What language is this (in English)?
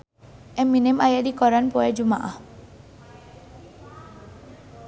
Sundanese